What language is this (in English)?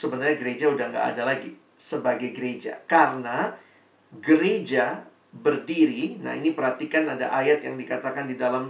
Indonesian